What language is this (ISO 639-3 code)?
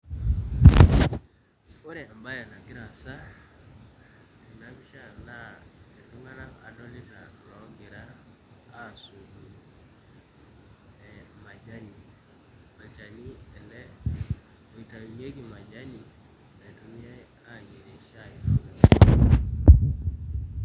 mas